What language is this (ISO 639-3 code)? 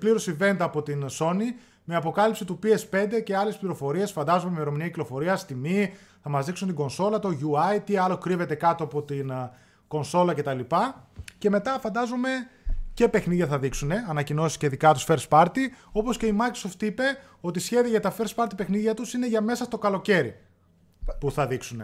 ell